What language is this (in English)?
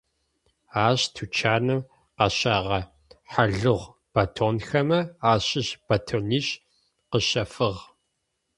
Adyghe